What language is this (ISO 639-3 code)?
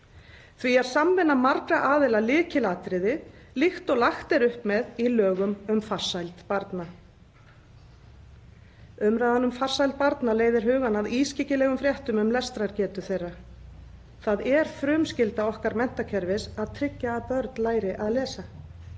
isl